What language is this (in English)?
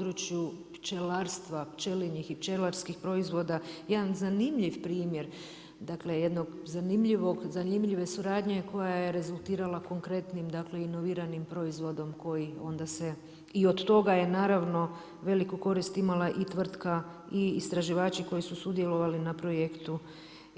Croatian